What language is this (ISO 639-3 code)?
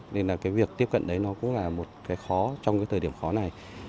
vie